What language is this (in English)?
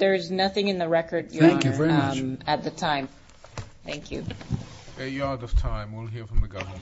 English